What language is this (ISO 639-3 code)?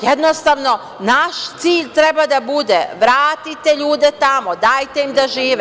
srp